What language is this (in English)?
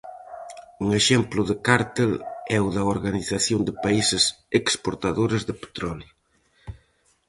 Galician